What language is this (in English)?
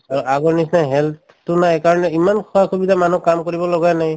Assamese